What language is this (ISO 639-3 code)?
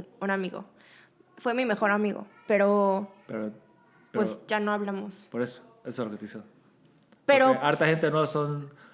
spa